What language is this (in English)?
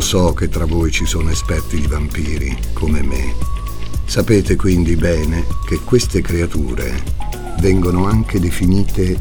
Italian